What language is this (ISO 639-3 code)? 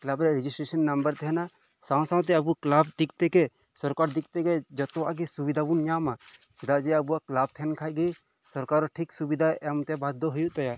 sat